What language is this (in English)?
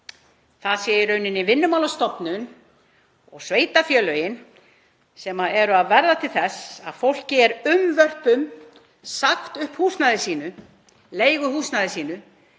Icelandic